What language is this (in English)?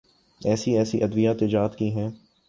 Urdu